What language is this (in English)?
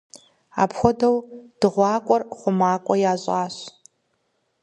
Kabardian